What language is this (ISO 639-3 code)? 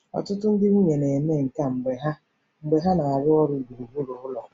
ibo